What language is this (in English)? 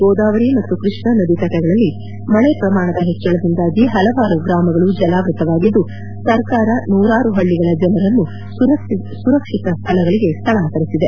Kannada